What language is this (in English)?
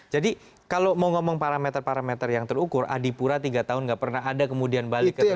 Indonesian